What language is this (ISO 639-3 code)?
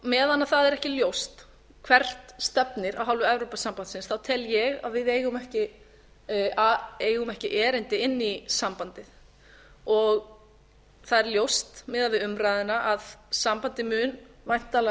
isl